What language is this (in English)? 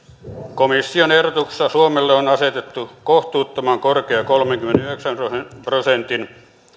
Finnish